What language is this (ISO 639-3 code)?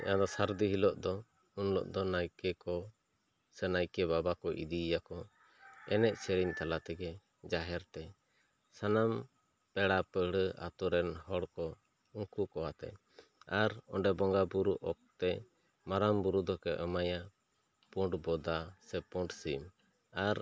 sat